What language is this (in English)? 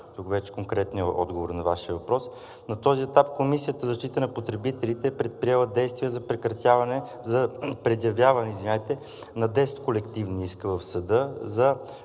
Bulgarian